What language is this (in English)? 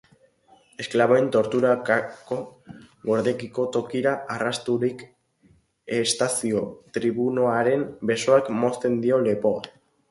Basque